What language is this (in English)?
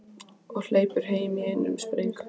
Icelandic